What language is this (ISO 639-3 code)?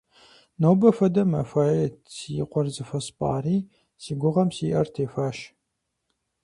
kbd